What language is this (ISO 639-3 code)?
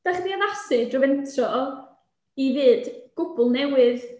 cym